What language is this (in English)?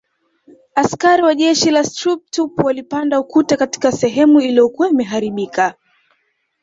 Swahili